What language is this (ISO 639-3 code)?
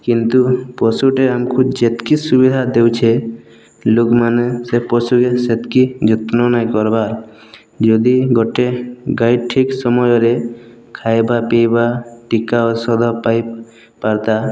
ori